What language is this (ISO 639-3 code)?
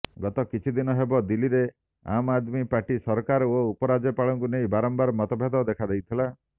ori